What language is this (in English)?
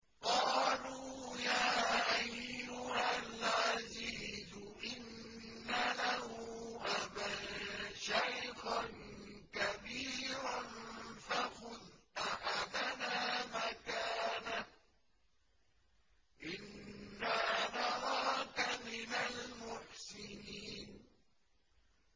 Arabic